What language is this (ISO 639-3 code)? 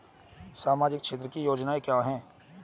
hin